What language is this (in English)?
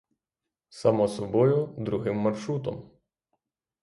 Ukrainian